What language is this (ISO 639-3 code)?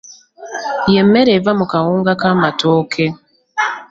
lug